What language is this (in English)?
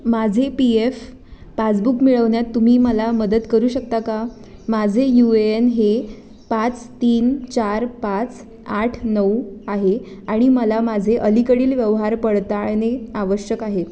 Marathi